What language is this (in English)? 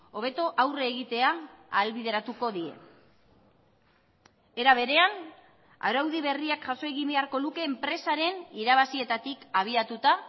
Basque